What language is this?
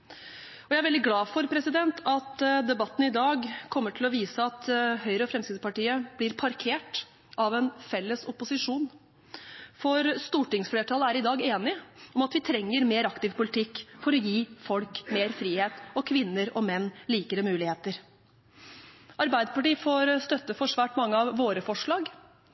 Norwegian Bokmål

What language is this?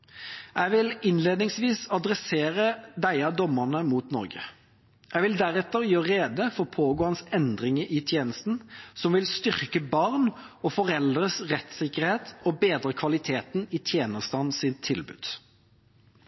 Norwegian Bokmål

